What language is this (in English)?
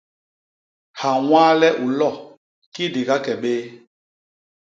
Basaa